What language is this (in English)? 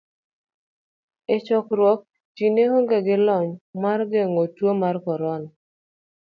Luo (Kenya and Tanzania)